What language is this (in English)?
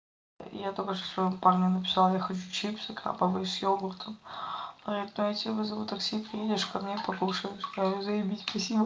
Russian